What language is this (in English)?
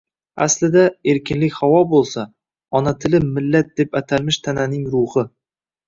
Uzbek